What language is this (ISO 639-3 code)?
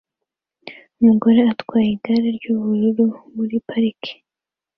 kin